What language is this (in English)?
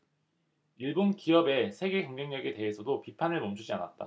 Korean